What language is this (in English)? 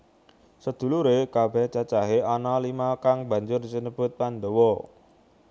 Javanese